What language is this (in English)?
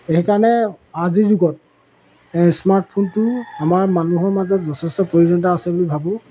Assamese